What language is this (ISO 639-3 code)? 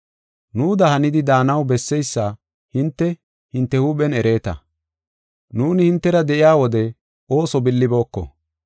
gof